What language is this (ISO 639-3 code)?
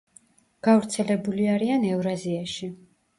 kat